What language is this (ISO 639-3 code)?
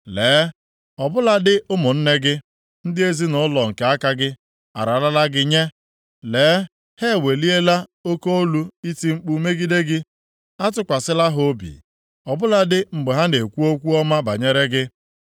ibo